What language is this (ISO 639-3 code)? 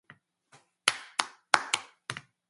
jpn